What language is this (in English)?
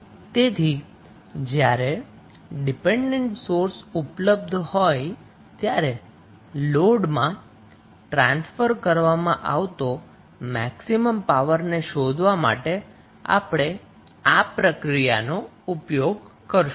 Gujarati